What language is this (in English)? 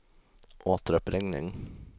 Swedish